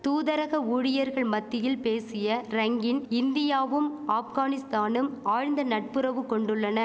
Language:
Tamil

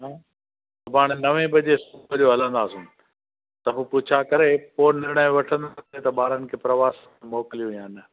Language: Sindhi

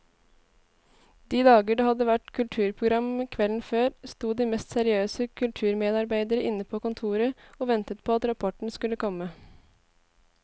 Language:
Norwegian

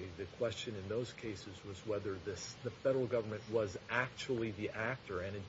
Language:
English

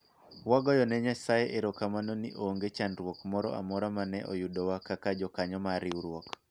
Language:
Luo (Kenya and Tanzania)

